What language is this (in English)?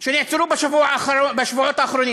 Hebrew